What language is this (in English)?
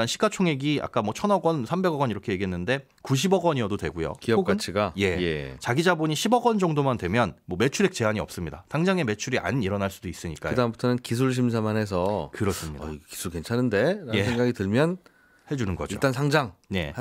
Korean